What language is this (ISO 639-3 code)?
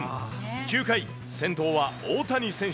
jpn